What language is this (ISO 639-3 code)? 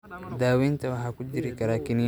som